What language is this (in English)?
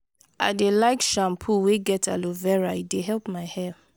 Nigerian Pidgin